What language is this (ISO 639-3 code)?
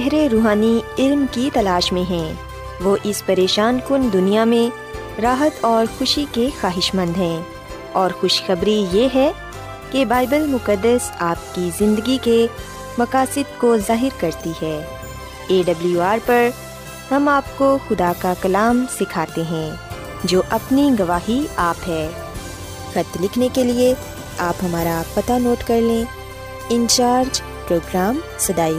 urd